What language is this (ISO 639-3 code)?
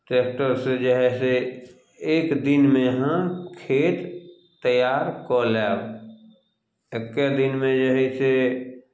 mai